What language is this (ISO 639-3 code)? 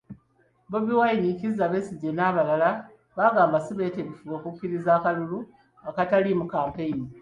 lug